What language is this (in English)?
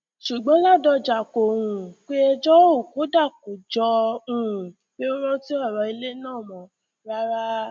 Yoruba